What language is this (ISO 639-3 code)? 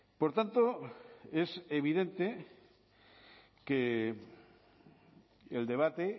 spa